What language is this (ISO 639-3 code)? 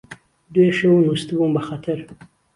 ckb